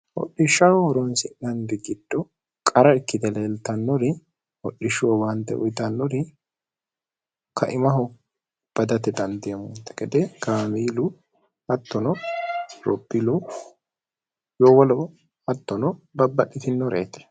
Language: Sidamo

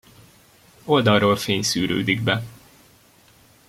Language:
Hungarian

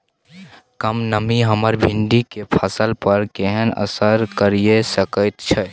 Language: Maithili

